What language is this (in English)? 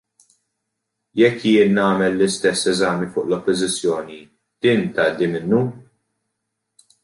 Maltese